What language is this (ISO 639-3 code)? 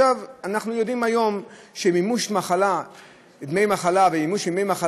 heb